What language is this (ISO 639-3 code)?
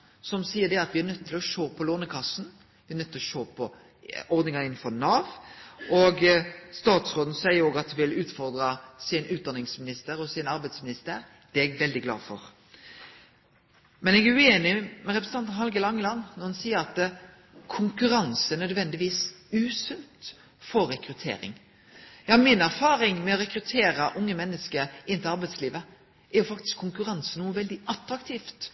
nno